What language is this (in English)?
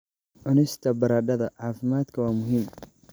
Somali